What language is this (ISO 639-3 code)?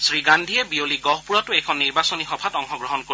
asm